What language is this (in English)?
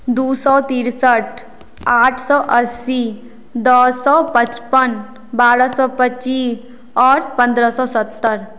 Maithili